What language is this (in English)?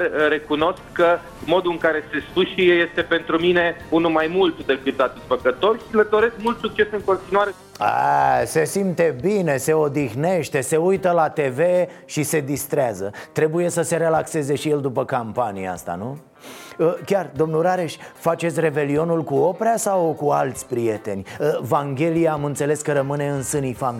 Romanian